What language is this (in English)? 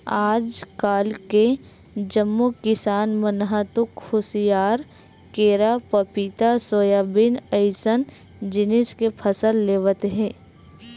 Chhattisgarhi